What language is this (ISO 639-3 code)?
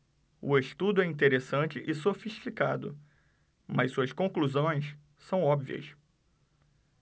por